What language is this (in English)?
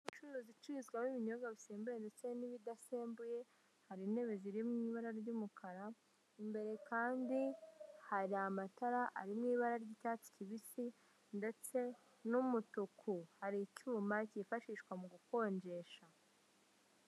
Kinyarwanda